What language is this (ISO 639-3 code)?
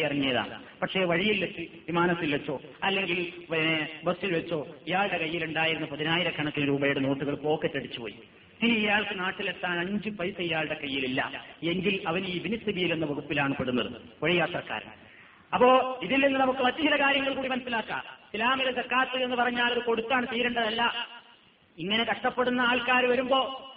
mal